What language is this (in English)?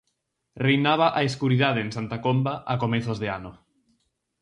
Galician